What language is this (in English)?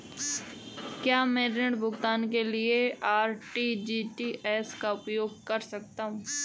Hindi